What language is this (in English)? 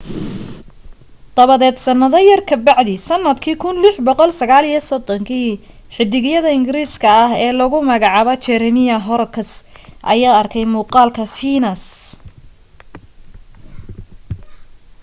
Somali